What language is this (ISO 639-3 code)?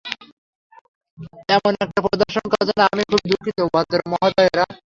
ben